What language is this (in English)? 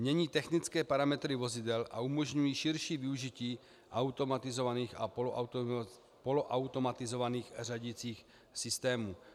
Czech